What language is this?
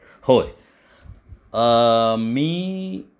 Marathi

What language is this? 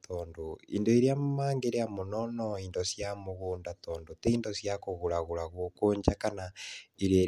Kikuyu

